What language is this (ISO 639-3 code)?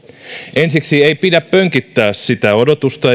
fin